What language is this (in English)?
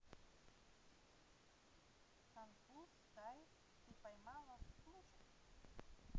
Russian